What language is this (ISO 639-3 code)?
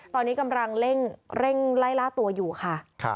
tha